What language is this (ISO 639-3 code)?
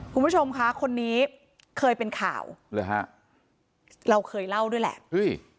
tha